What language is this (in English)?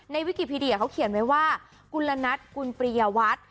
Thai